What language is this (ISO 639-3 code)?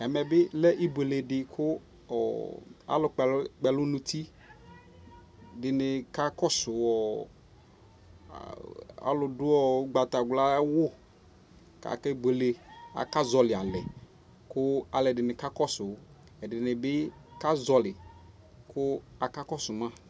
kpo